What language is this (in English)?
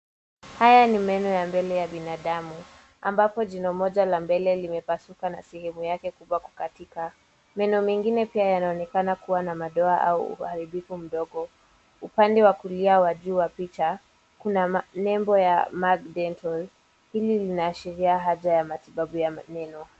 Swahili